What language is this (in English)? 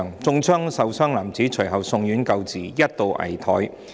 Cantonese